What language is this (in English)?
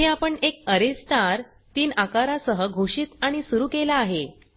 Marathi